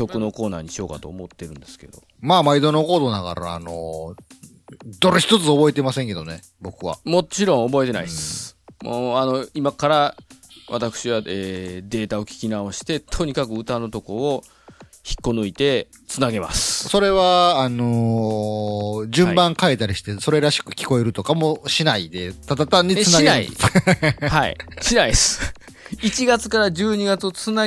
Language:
Japanese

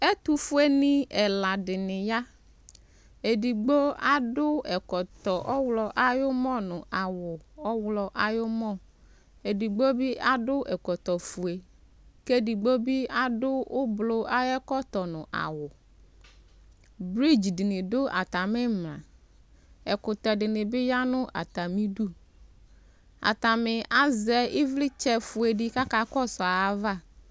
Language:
Ikposo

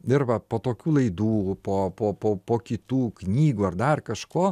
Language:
Lithuanian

